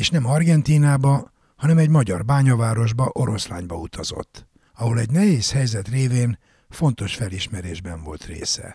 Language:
Hungarian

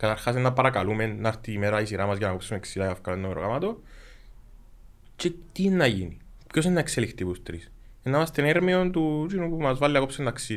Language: Greek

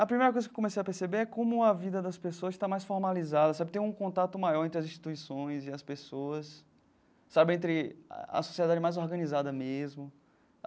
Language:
Portuguese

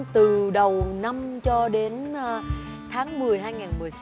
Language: Vietnamese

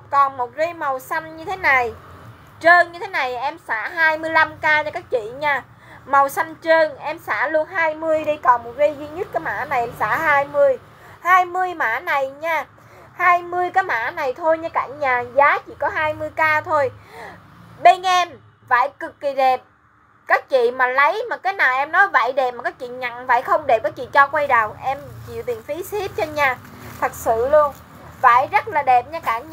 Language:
Vietnamese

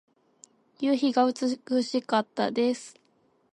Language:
Japanese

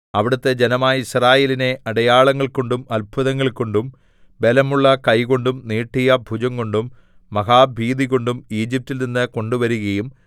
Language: Malayalam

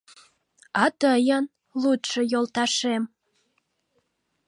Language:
Mari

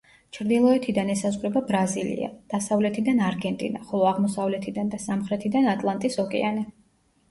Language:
Georgian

